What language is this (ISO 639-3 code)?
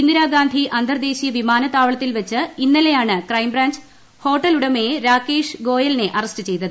mal